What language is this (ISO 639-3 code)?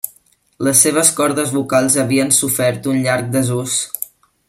cat